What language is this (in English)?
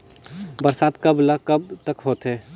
Chhattisgarhi